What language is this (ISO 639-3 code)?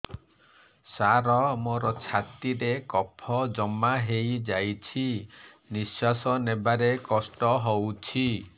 ori